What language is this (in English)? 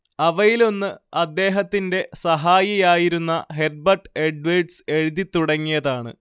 Malayalam